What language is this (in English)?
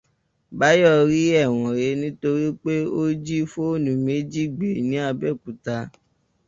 Yoruba